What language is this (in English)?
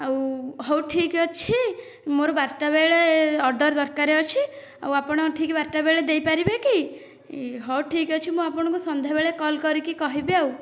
Odia